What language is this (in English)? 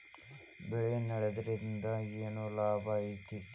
Kannada